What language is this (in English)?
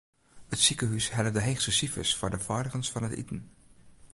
Western Frisian